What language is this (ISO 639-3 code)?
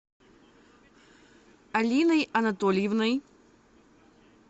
rus